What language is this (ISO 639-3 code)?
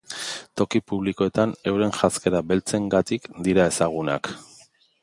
eus